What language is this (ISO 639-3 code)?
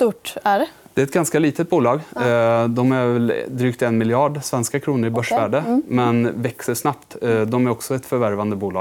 swe